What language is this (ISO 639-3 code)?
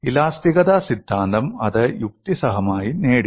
mal